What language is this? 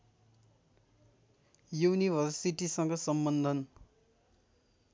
Nepali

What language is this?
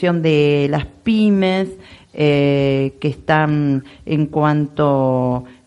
Spanish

